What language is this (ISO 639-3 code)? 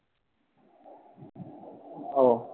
ben